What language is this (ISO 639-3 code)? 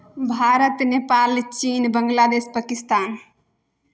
mai